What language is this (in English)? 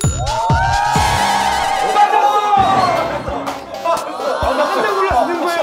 Korean